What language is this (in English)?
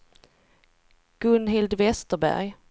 Swedish